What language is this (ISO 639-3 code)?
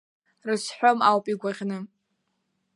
abk